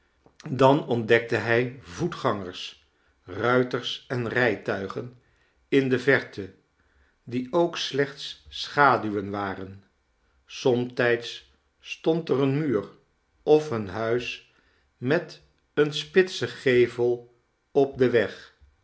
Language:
Dutch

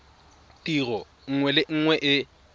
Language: Tswana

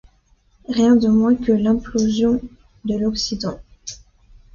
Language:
French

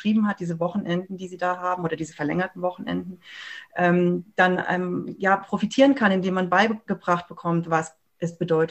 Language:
German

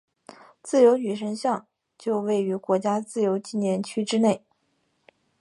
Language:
Chinese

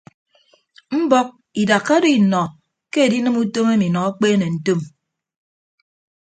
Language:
Ibibio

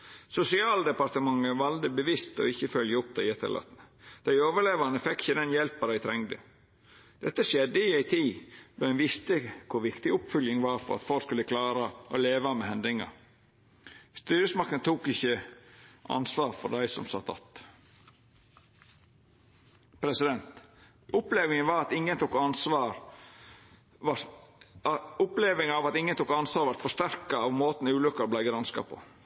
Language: Norwegian Nynorsk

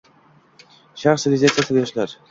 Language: Uzbek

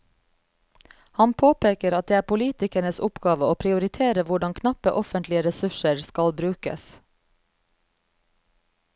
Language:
Norwegian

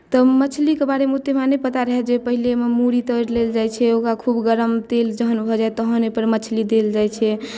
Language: Maithili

